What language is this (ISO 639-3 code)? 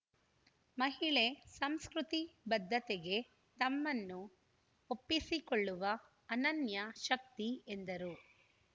kan